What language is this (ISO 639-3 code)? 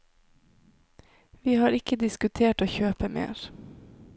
nor